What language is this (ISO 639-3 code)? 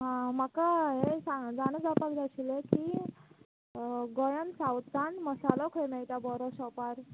kok